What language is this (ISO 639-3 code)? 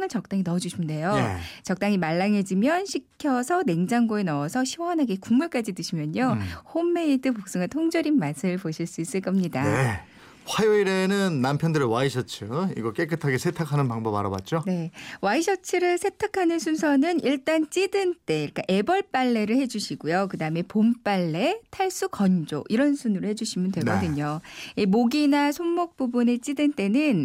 kor